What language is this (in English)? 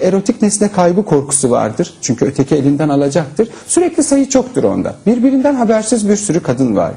Turkish